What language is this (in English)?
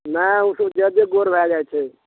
Maithili